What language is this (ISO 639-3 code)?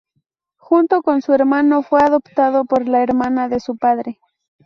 spa